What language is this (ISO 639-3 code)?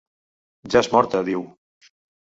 cat